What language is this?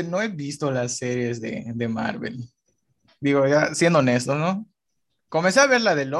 Spanish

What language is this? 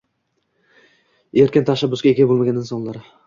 Uzbek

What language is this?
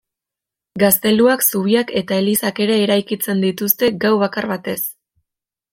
Basque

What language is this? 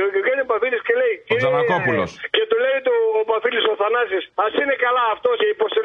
Greek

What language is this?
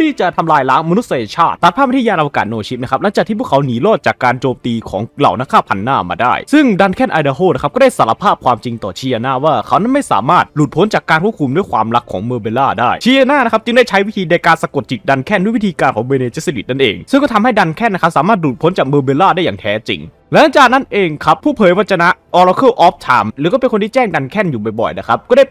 Thai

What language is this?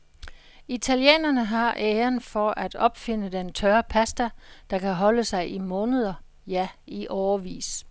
Danish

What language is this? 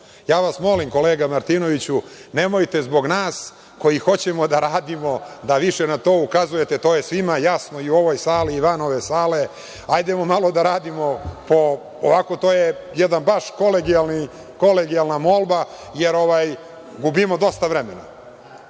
Serbian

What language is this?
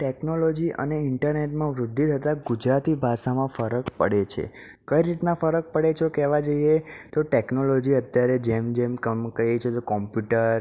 Gujarati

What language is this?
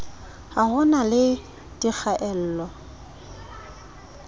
Southern Sotho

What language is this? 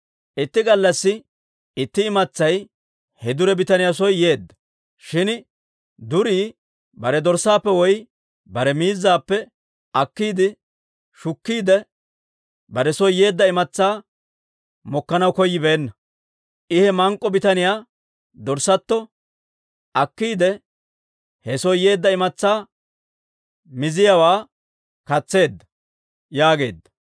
Dawro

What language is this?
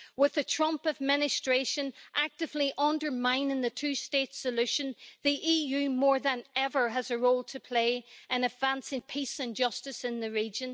English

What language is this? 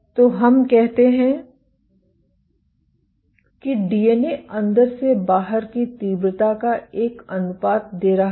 Hindi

